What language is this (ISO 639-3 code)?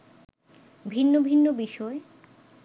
ben